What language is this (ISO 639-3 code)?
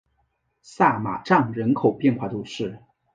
zho